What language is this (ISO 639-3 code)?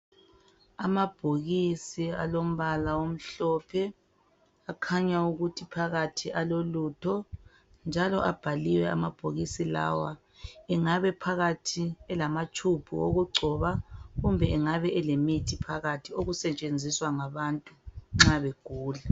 nde